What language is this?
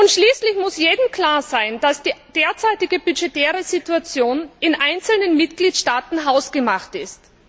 German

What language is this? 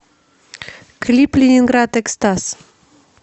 Russian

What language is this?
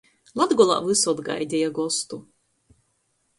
Latgalian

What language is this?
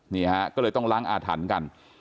Thai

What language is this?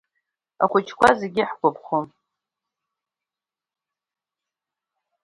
Abkhazian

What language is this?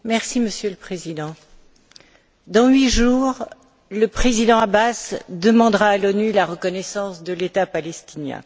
French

